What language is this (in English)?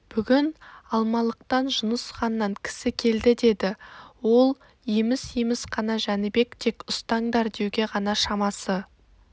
Kazakh